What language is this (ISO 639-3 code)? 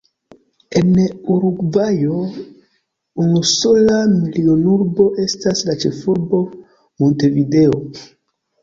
epo